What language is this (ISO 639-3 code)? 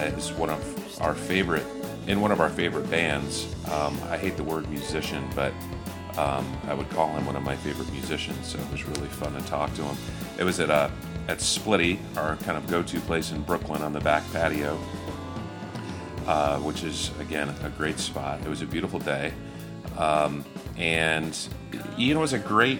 eng